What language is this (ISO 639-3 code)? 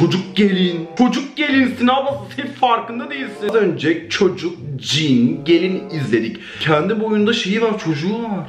tur